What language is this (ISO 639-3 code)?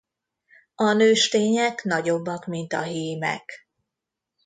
hun